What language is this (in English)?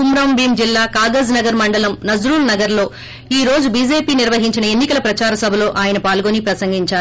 Telugu